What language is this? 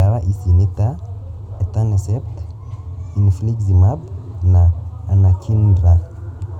Kikuyu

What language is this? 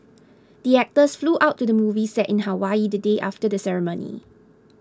English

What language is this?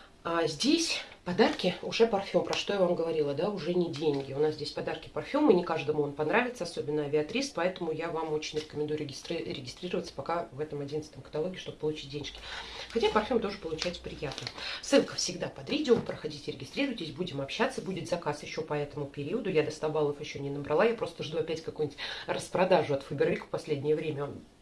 Russian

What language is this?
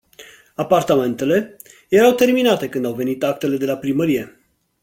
Romanian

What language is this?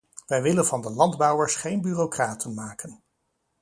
Dutch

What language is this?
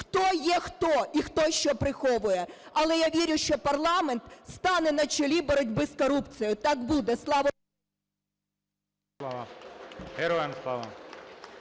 Ukrainian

